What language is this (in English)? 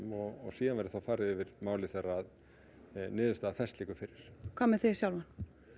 Icelandic